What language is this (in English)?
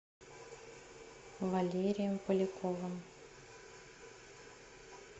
Russian